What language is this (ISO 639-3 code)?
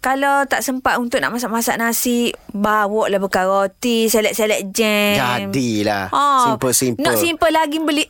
msa